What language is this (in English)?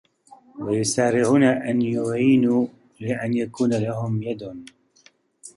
Arabic